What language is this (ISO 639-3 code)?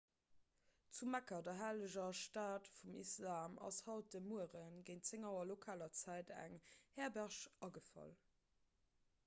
ltz